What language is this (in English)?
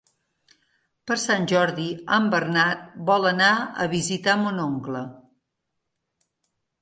Catalan